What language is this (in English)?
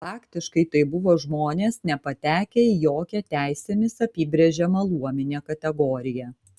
Lithuanian